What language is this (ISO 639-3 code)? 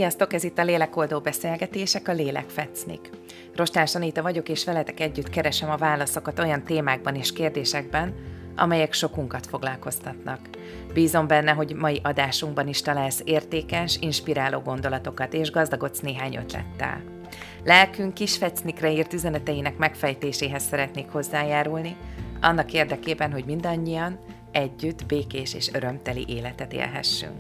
hun